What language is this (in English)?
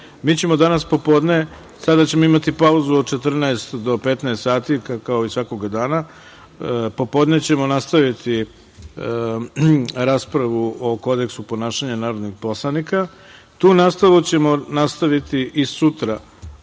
Serbian